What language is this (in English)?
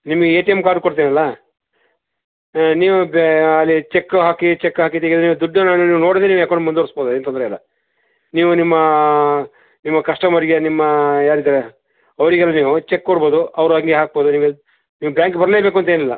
Kannada